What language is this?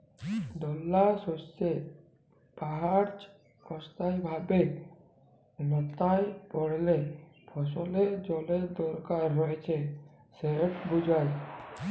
Bangla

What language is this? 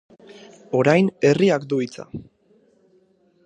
Basque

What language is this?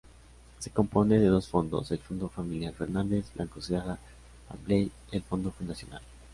Spanish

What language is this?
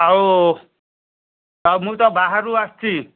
Odia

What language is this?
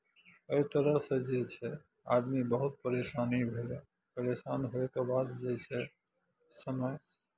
Maithili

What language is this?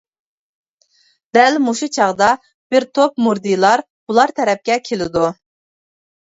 Uyghur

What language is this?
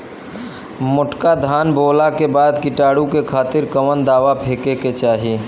Bhojpuri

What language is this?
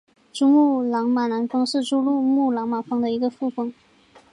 Chinese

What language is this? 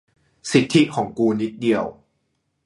Thai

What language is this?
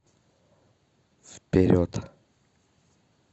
Russian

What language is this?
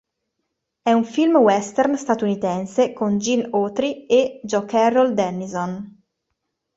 Italian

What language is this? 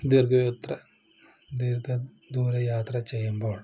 Malayalam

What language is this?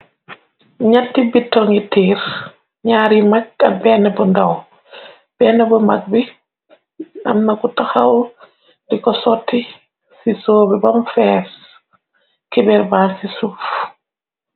Wolof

